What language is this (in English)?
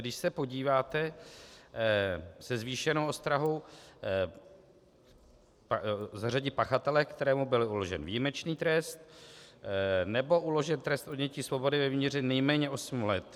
Czech